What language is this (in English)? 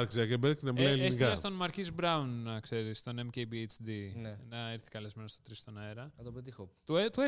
Greek